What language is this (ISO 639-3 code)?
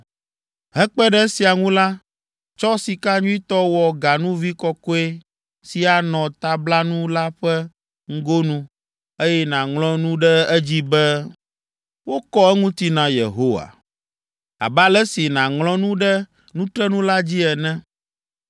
ewe